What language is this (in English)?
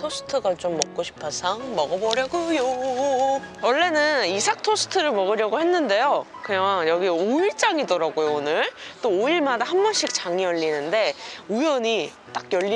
Korean